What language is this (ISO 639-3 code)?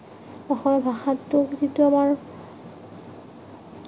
asm